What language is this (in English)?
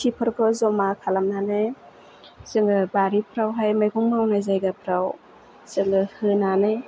Bodo